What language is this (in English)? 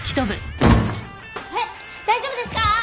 Japanese